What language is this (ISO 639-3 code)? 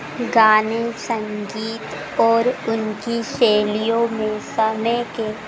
hin